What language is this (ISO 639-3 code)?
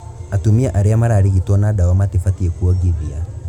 kik